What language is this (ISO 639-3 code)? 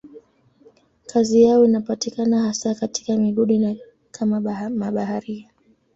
swa